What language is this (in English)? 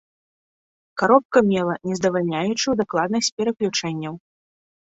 Belarusian